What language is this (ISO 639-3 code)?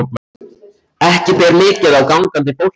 isl